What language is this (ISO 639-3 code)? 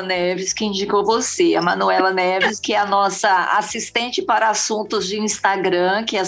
por